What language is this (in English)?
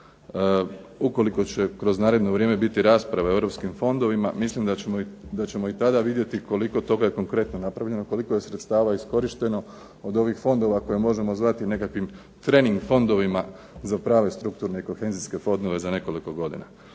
Croatian